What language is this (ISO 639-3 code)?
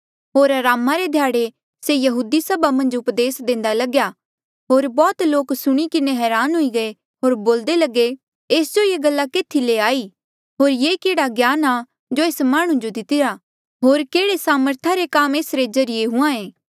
mjl